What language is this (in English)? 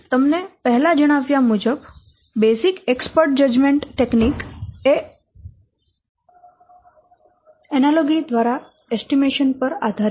Gujarati